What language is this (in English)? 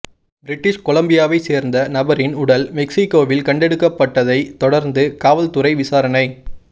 Tamil